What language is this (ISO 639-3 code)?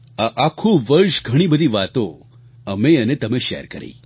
guj